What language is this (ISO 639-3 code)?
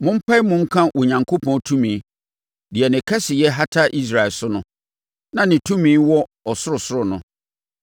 aka